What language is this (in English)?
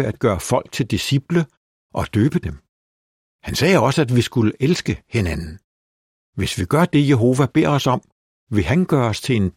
Danish